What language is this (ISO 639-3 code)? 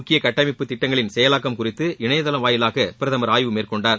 tam